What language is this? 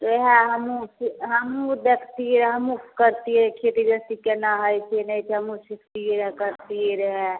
Maithili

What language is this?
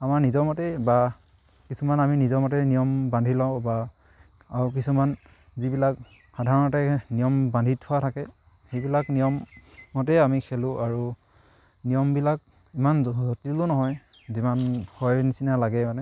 Assamese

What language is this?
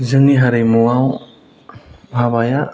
Bodo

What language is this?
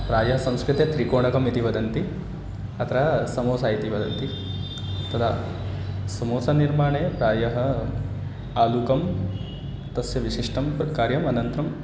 Sanskrit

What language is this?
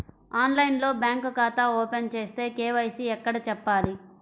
Telugu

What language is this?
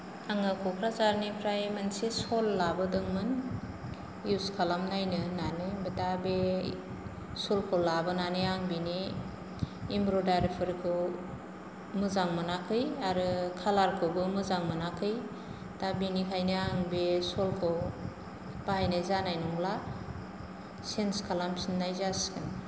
Bodo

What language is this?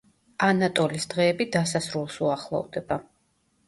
Georgian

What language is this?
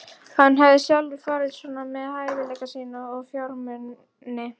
Icelandic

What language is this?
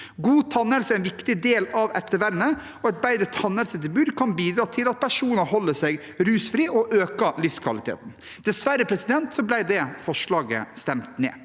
Norwegian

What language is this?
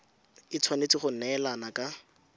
Tswana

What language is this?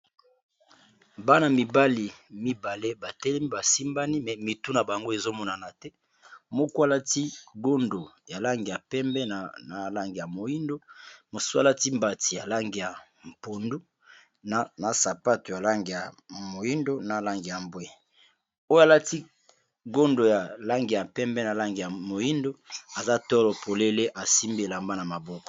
Lingala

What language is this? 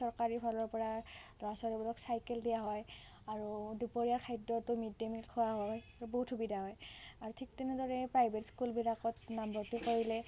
Assamese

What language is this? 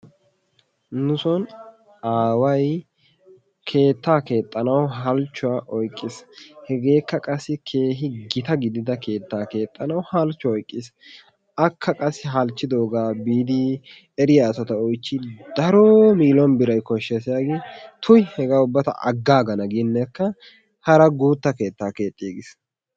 Wolaytta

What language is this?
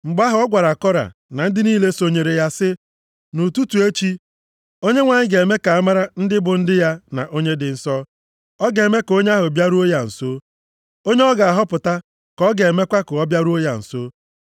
Igbo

